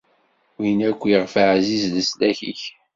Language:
Kabyle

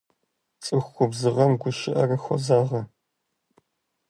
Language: Kabardian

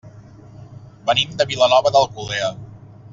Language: Catalan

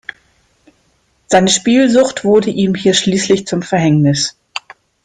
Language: German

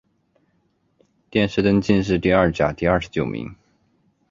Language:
Chinese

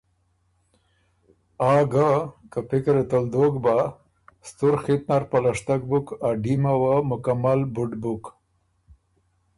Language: Ormuri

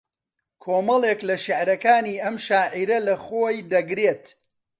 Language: Central Kurdish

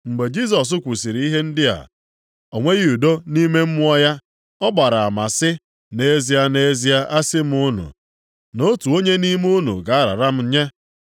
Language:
Igbo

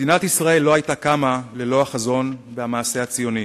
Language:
Hebrew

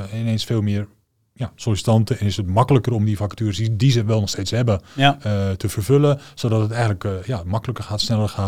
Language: Dutch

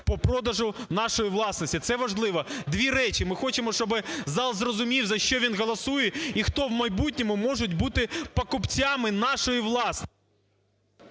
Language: Ukrainian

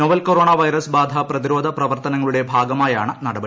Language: Malayalam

